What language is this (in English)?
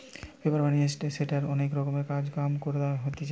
Bangla